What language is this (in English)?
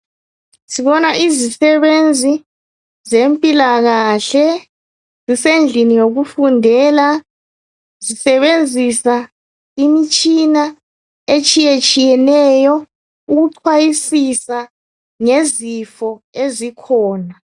North Ndebele